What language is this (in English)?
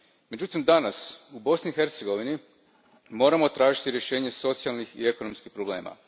Croatian